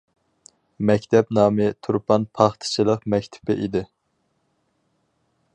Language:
Uyghur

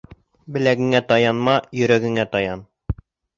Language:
Bashkir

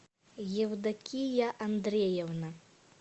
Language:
Russian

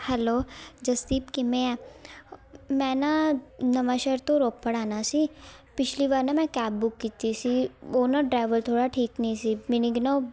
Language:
Punjabi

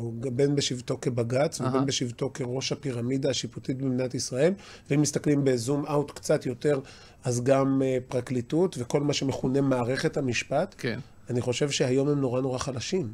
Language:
Hebrew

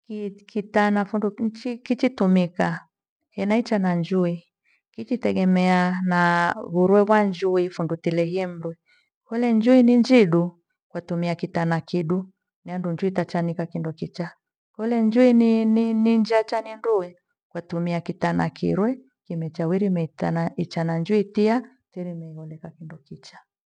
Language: Gweno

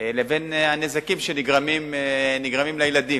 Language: Hebrew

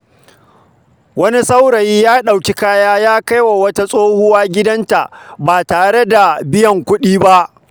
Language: Hausa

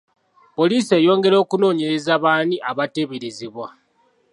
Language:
Ganda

